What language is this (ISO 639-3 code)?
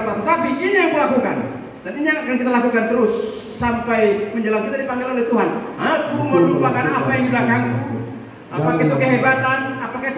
ind